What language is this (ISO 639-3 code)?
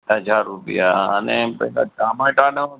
guj